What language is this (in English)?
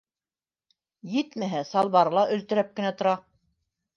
Bashkir